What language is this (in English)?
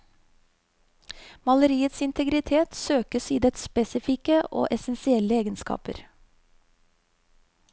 Norwegian